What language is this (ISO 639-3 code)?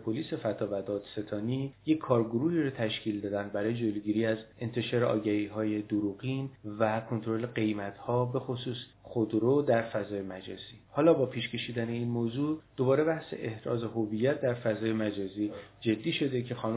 fas